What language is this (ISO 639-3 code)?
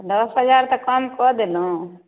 mai